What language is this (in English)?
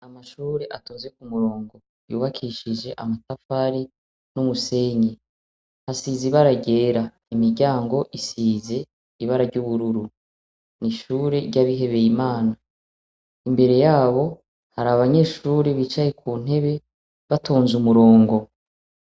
Rundi